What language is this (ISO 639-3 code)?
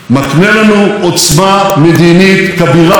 heb